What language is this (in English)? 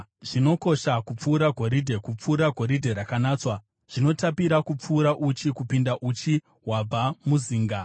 Shona